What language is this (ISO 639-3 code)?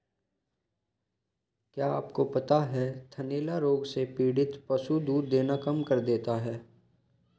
hin